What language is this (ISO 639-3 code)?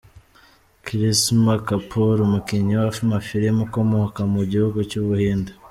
kin